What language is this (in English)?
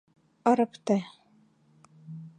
Mari